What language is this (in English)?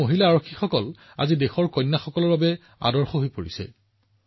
Assamese